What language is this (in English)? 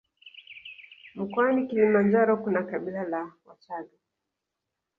Swahili